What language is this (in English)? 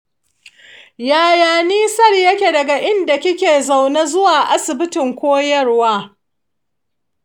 Hausa